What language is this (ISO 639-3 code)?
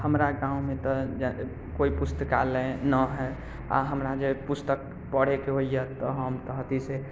mai